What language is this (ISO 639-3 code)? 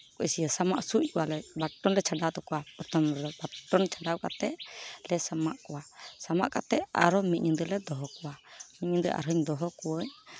sat